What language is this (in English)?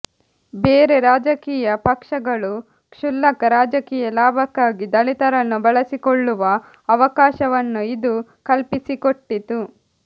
Kannada